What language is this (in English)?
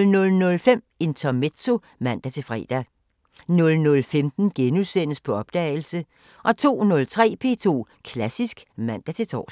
Danish